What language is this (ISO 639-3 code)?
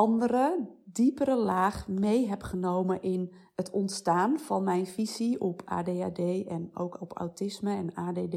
nld